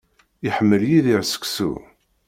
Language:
Kabyle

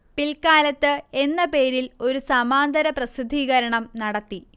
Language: Malayalam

